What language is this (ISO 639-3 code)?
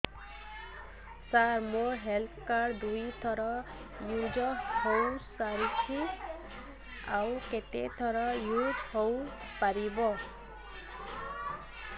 ori